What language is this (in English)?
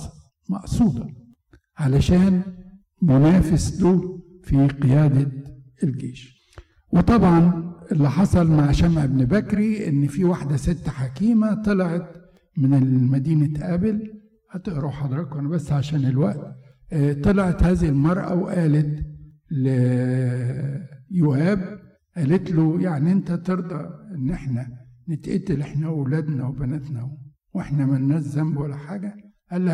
Arabic